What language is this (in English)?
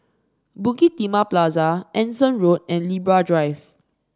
English